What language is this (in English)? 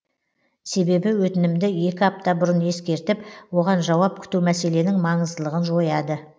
Kazakh